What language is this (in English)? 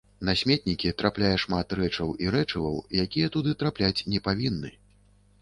Belarusian